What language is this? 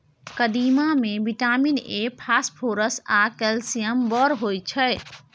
Maithili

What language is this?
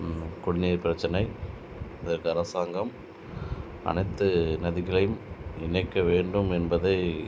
Tamil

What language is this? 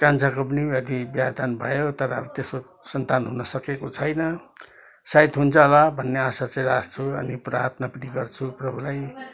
Nepali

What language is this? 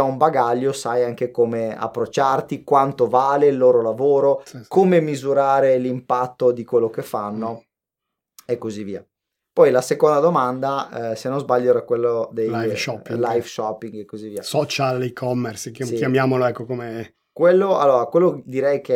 Italian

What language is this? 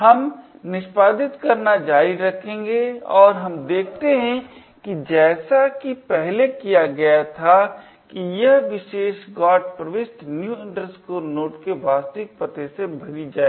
Hindi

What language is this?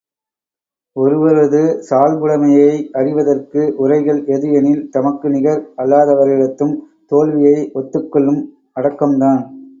Tamil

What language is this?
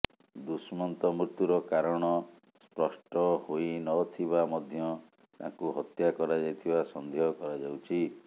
Odia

